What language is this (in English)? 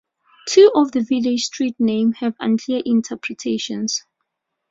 English